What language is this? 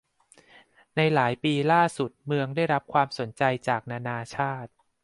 Thai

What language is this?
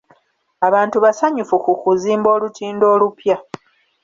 Ganda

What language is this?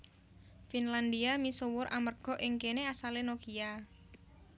Javanese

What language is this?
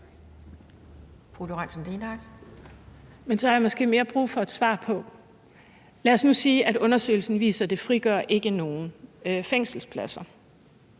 Danish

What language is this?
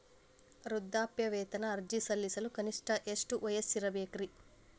Kannada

